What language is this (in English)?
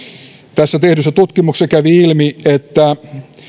Finnish